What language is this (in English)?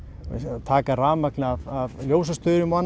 Icelandic